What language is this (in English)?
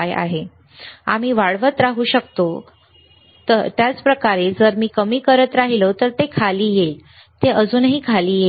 Marathi